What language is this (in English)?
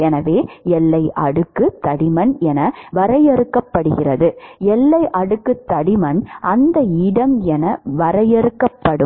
Tamil